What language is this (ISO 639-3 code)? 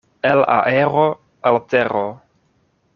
epo